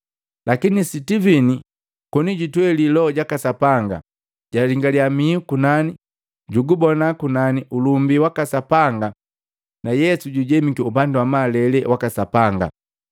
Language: Matengo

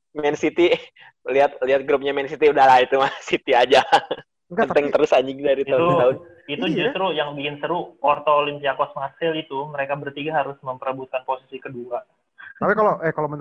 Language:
Indonesian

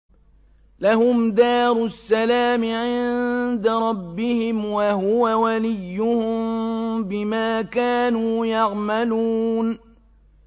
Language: Arabic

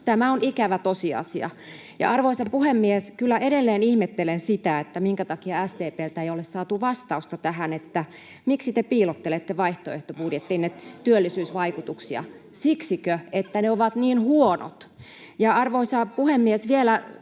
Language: Finnish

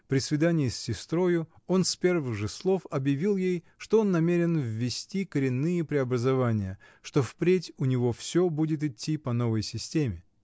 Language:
Russian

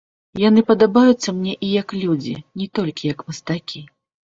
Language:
Belarusian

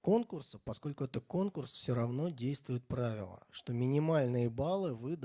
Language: Russian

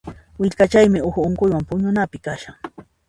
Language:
Puno Quechua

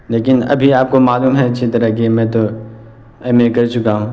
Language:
Urdu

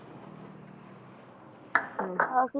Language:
Punjabi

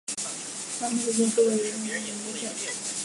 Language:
Chinese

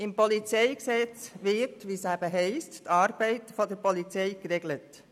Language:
Swiss German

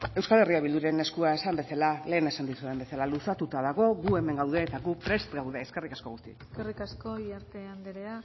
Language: Basque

